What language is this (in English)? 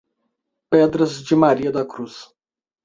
Portuguese